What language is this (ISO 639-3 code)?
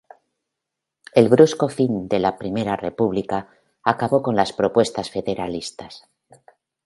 spa